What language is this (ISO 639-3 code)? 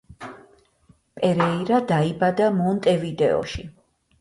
kat